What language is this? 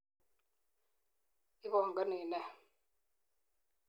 Kalenjin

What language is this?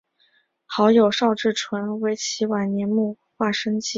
Chinese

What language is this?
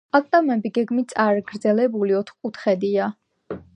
Georgian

